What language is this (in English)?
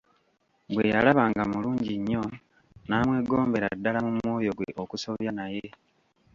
Ganda